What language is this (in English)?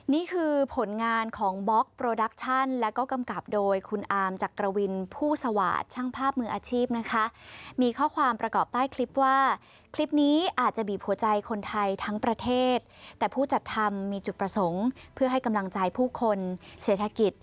Thai